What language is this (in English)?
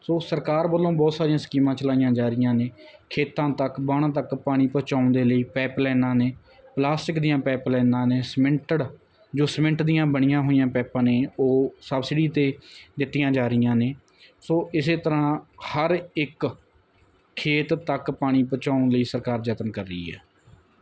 Punjabi